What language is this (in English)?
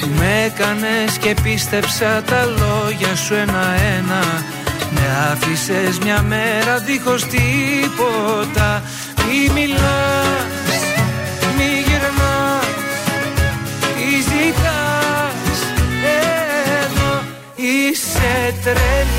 Greek